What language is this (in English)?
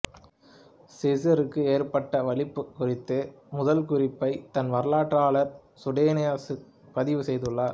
Tamil